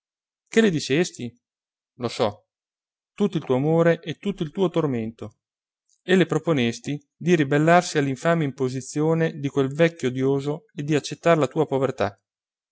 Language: Italian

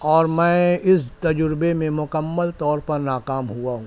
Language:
Urdu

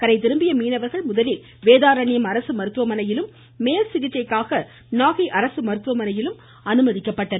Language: Tamil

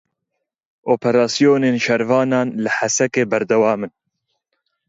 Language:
Kurdish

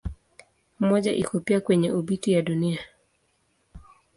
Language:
Swahili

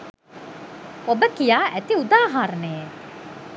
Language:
Sinhala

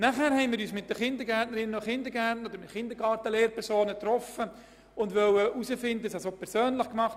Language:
Swiss German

